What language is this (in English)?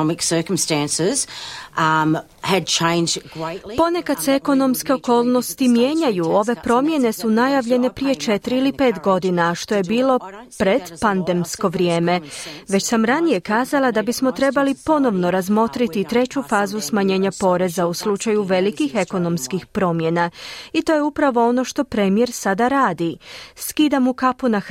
Croatian